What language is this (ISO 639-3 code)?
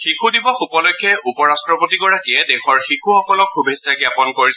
asm